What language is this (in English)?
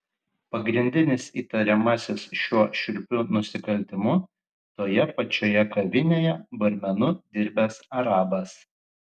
Lithuanian